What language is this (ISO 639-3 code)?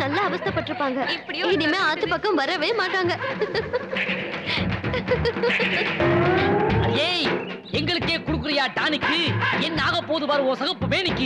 tam